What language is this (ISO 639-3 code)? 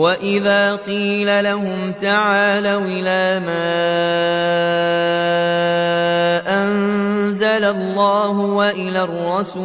ara